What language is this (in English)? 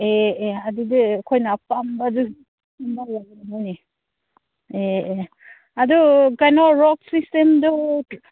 Manipuri